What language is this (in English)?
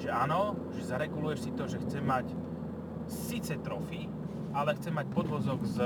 Slovak